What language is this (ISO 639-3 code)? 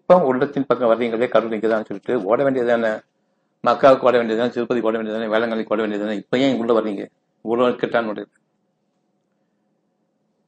tam